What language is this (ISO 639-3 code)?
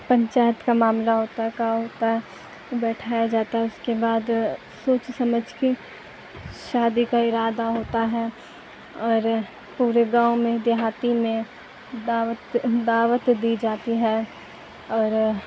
urd